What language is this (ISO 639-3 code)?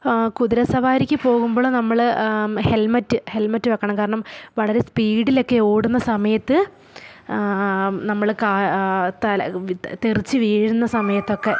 mal